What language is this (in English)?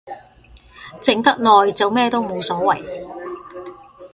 Cantonese